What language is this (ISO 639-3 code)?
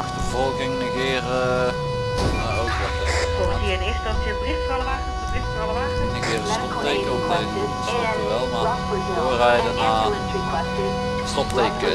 nld